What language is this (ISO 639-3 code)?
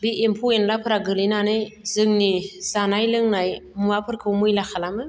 brx